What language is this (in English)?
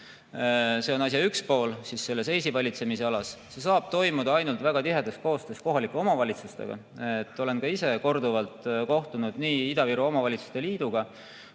Estonian